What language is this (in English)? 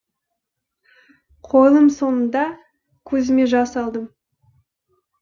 Kazakh